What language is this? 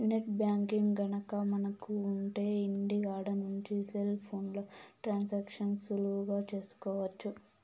Telugu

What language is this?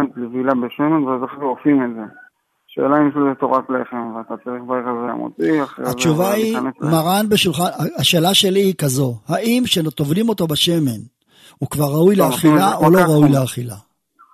Hebrew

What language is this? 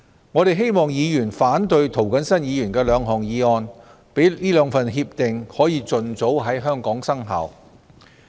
Cantonese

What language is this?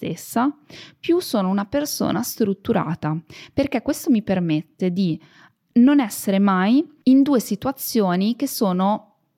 Italian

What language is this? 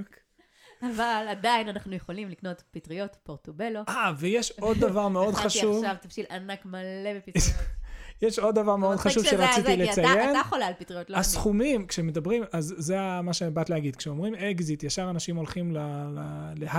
Hebrew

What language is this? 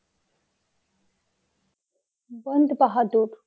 Bangla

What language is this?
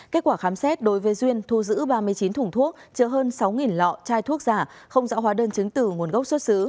Vietnamese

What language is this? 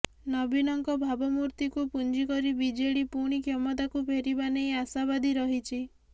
Odia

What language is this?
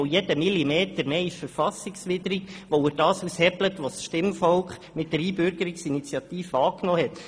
Swiss German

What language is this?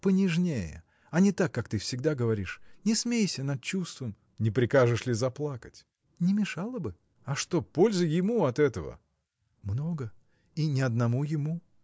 Russian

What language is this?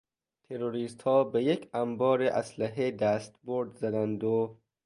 Persian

